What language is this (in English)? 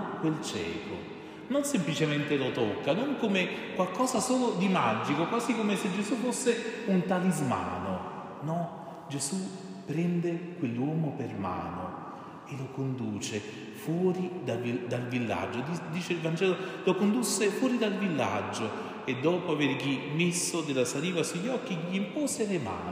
Italian